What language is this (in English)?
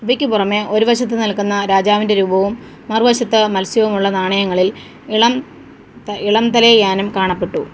Malayalam